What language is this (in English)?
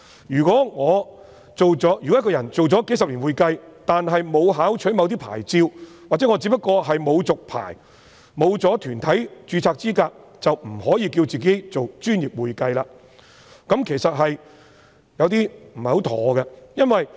Cantonese